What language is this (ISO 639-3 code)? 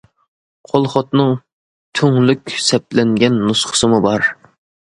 uig